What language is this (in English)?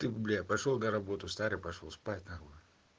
Russian